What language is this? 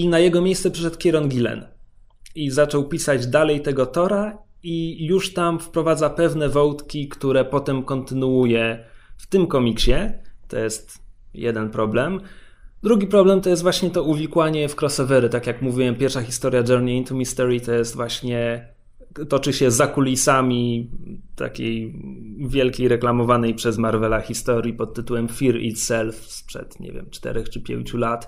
Polish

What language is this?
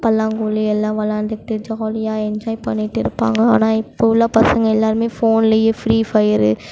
Tamil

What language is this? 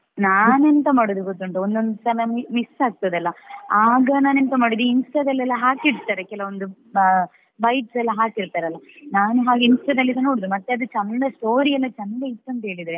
Kannada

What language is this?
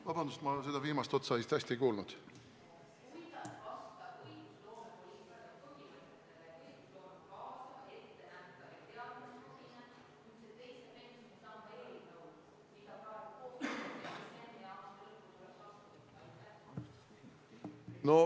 Estonian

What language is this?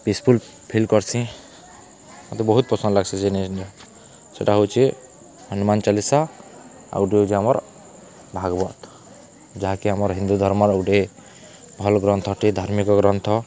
Odia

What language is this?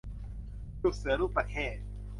Thai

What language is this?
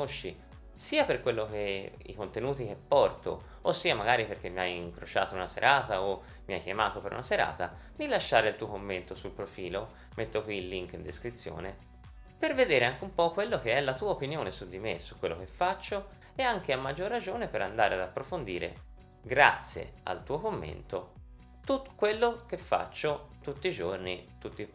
Italian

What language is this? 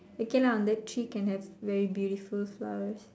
English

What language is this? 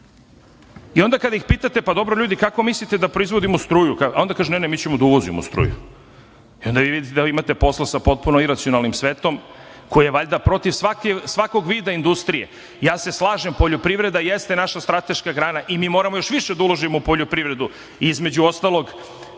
Serbian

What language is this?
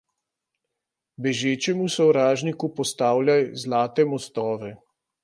Slovenian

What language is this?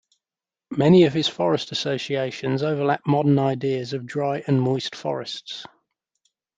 English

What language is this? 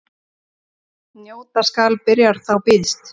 Icelandic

